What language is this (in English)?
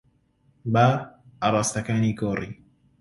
Central Kurdish